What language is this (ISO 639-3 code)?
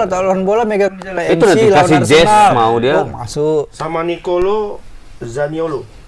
ind